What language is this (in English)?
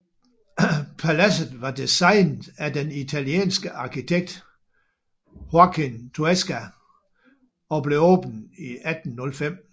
Danish